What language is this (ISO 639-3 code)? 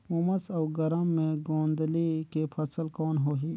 hne